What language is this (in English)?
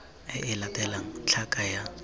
Tswana